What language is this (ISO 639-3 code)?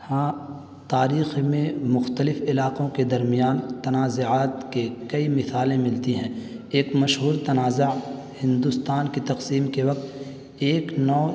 urd